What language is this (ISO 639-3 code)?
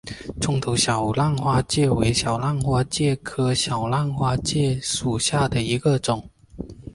zho